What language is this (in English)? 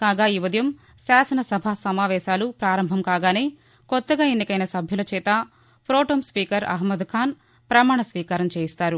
Telugu